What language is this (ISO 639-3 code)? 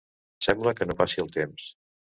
cat